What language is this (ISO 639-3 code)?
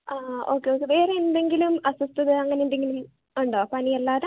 mal